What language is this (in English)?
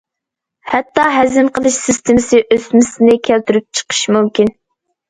Uyghur